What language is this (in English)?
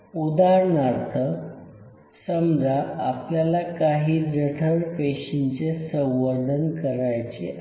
Marathi